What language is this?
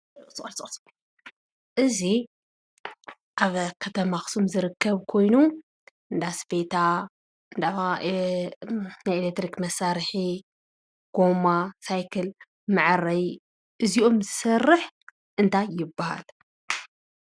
Tigrinya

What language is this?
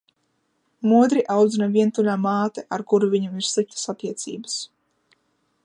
Latvian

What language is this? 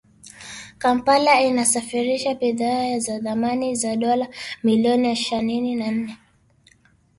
Swahili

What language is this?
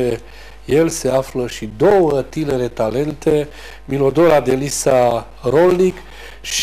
Romanian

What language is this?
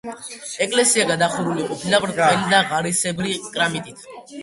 Georgian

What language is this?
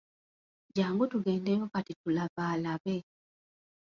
Ganda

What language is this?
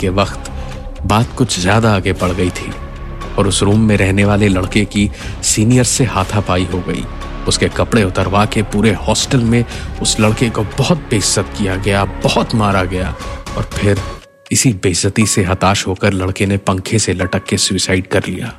Hindi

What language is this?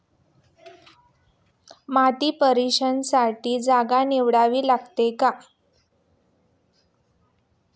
Marathi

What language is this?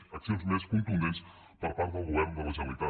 Catalan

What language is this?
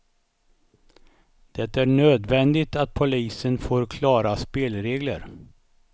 Swedish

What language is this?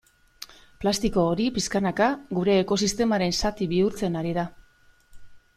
Basque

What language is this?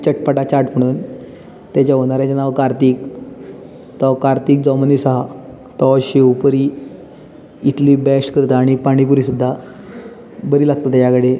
Konkani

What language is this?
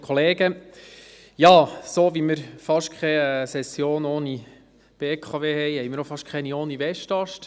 Swiss German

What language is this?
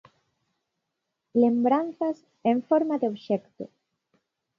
Galician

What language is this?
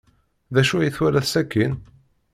Kabyle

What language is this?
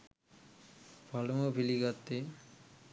Sinhala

